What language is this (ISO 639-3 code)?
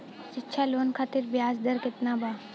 bho